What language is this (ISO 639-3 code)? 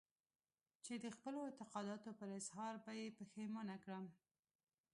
pus